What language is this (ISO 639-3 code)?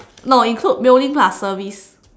eng